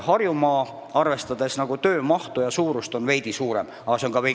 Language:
Estonian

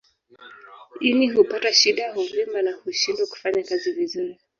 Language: Swahili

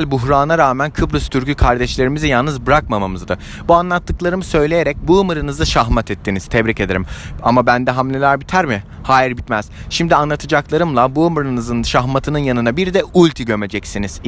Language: Turkish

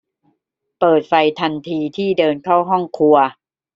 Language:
Thai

